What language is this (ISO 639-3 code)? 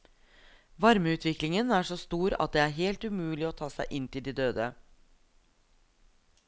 nor